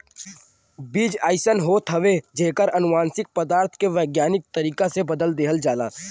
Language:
Bhojpuri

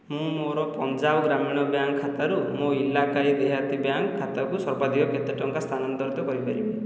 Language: Odia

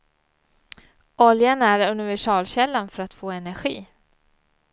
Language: Swedish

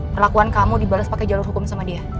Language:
Indonesian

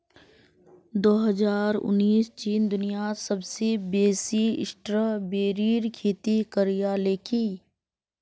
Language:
Magahi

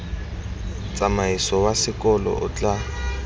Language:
Tswana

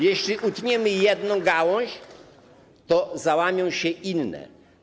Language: Polish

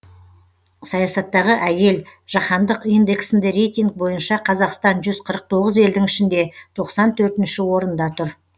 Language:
Kazakh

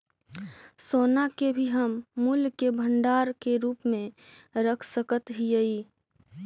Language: Magahi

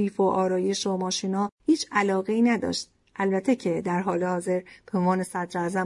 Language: Persian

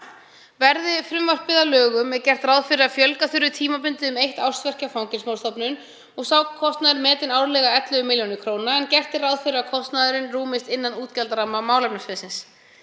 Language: Icelandic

